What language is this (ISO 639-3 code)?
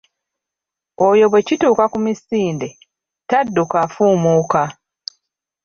lug